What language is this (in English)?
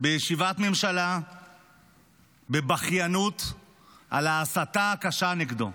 Hebrew